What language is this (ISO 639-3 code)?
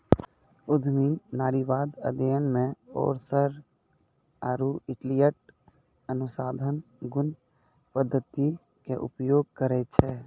mai